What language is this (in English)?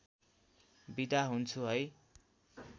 Nepali